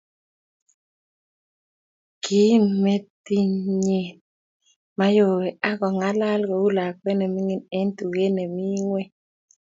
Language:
Kalenjin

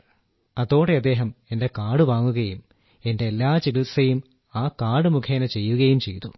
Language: Malayalam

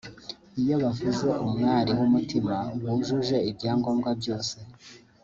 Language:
Kinyarwanda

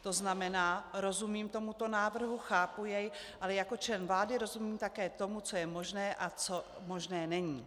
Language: Czech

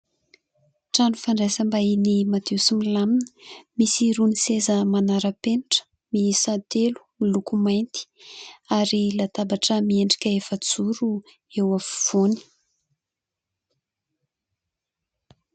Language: Malagasy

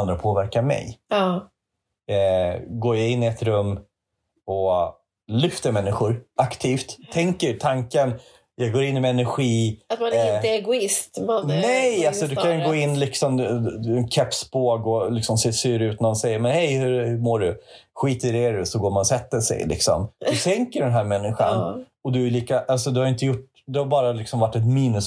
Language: Swedish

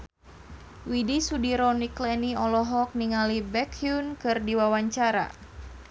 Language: Sundanese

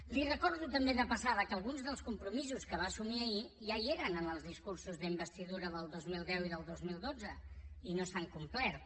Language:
Catalan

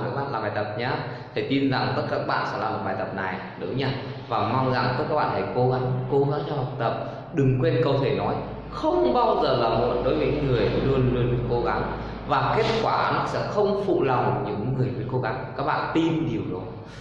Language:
Vietnamese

